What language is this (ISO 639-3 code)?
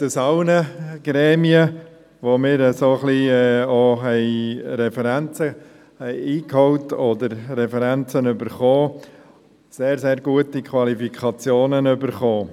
gsw